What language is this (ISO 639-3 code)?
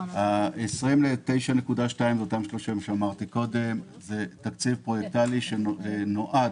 heb